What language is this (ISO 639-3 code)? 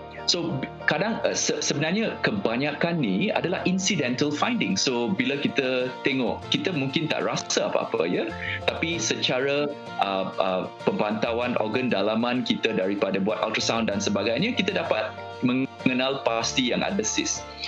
msa